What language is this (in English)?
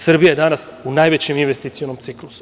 Serbian